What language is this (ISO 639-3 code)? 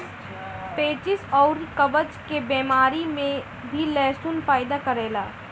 bho